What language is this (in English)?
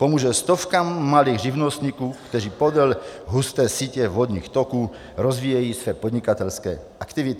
Czech